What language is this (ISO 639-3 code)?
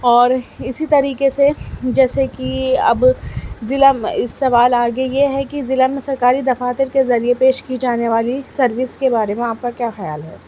urd